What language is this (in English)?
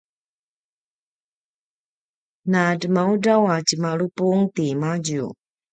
Paiwan